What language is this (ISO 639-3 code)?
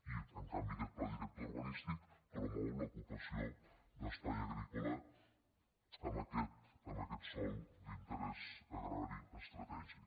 cat